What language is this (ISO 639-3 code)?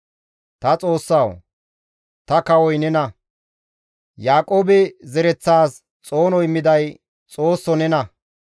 gmv